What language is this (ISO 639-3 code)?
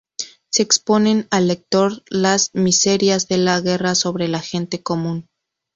spa